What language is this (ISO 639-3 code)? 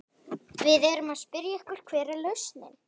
isl